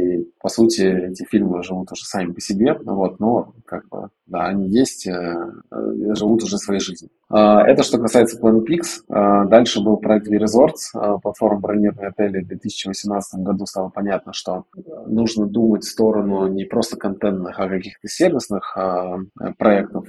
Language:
Russian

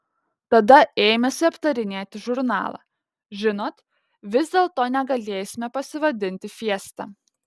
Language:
Lithuanian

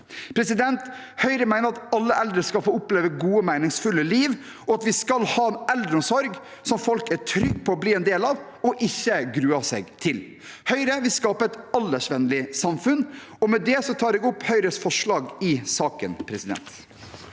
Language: Norwegian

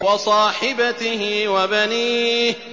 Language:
Arabic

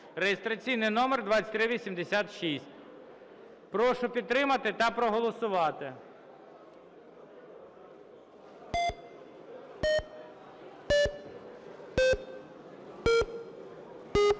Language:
Ukrainian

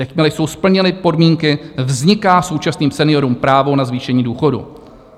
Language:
Czech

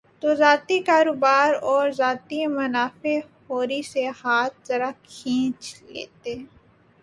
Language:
Urdu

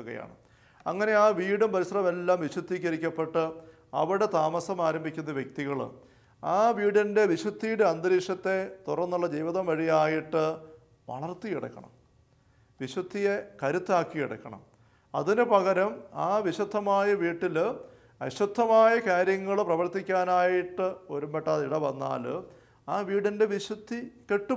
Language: Malayalam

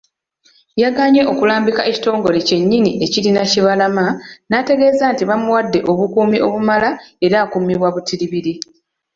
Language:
Ganda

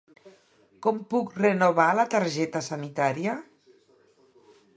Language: Catalan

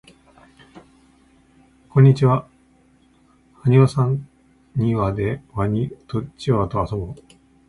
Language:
Japanese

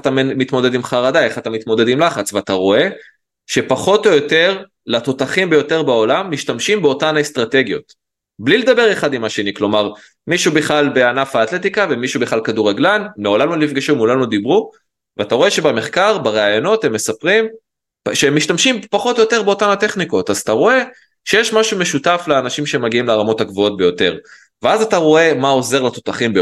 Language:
Hebrew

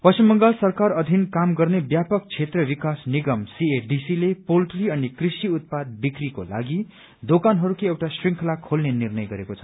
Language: Nepali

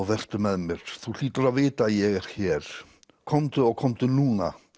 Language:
Icelandic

